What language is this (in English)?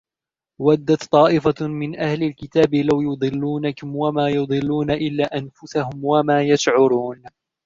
Arabic